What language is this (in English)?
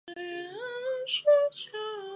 Chinese